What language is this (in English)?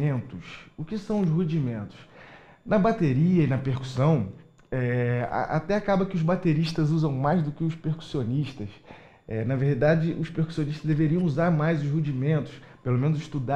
Portuguese